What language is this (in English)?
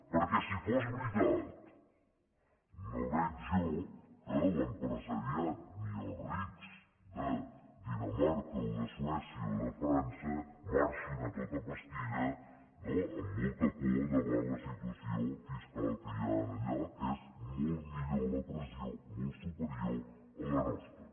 Catalan